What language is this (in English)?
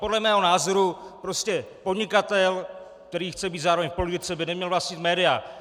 Czech